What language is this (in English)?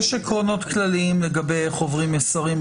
Hebrew